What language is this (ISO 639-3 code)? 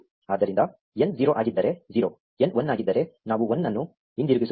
kan